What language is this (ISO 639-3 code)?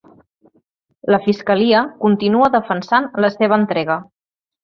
cat